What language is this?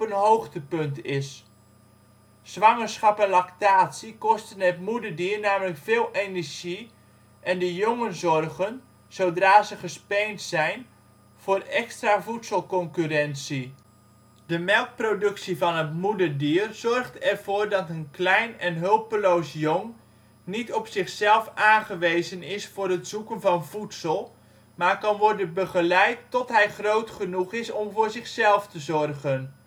Dutch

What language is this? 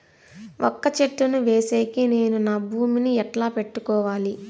Telugu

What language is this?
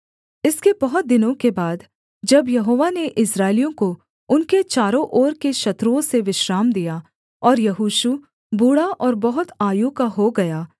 Hindi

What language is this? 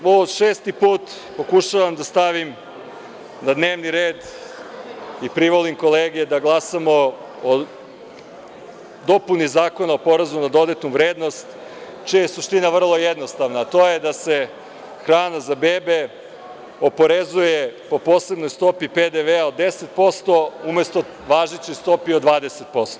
Serbian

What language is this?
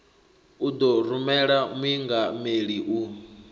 Venda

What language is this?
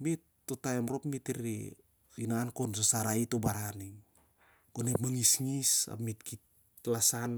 Siar-Lak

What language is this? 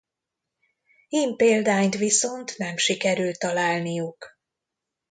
Hungarian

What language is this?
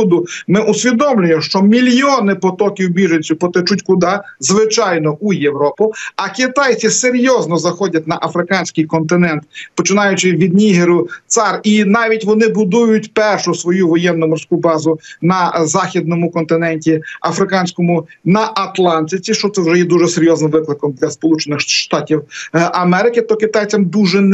Ukrainian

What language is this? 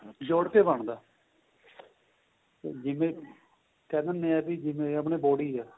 Punjabi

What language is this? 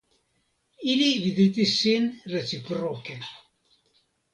Esperanto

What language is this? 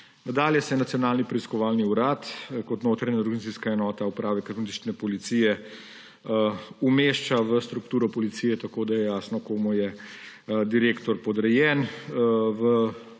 Slovenian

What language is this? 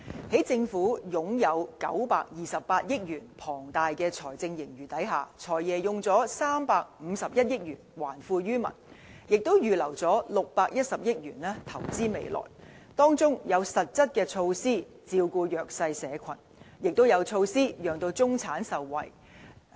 Cantonese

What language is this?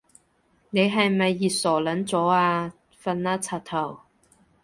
Cantonese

